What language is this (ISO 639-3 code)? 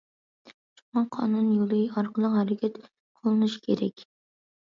uig